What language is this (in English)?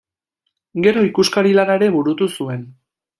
Basque